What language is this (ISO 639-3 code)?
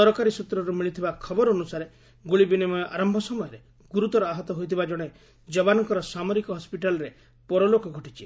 ori